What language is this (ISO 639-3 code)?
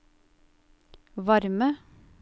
nor